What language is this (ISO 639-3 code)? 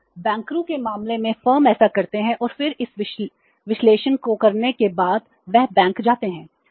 hin